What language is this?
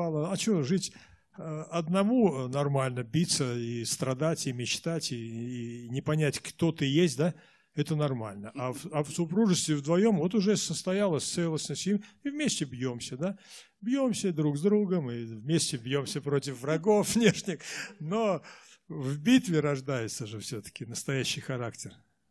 Russian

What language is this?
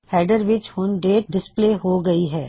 Punjabi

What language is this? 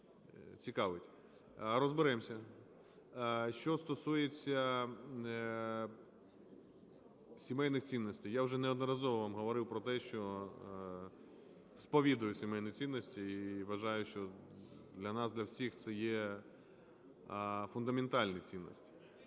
Ukrainian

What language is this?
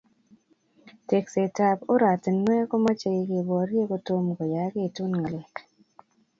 Kalenjin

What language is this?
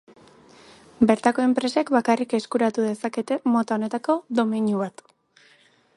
Basque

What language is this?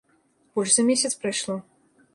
Belarusian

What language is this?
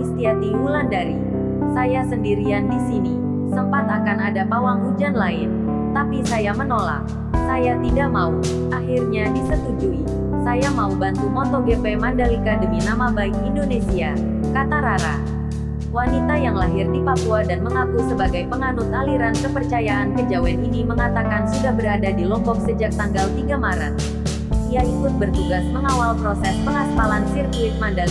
Indonesian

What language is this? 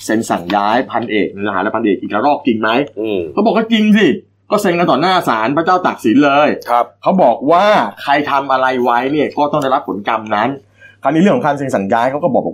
Thai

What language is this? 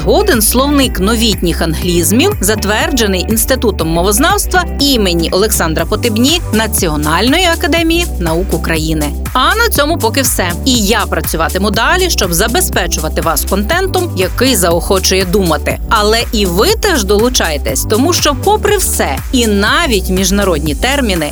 Ukrainian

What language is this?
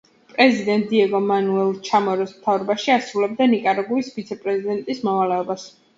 Georgian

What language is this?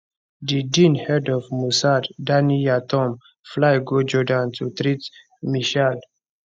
Nigerian Pidgin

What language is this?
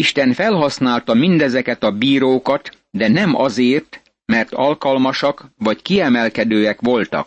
Hungarian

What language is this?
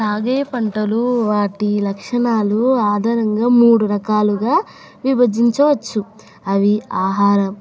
Telugu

